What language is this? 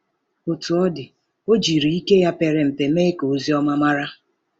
Igbo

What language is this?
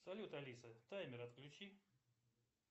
Russian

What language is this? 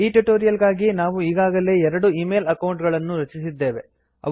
Kannada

